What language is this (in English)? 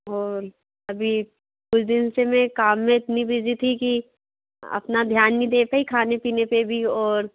Hindi